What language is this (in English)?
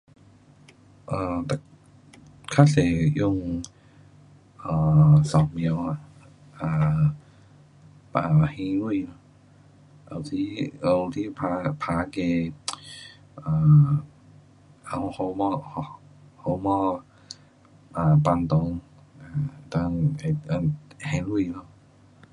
Pu-Xian Chinese